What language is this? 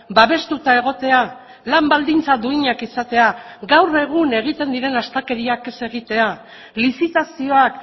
Basque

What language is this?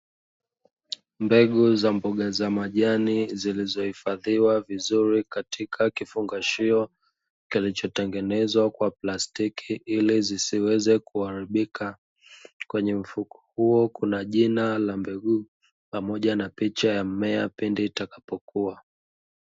Swahili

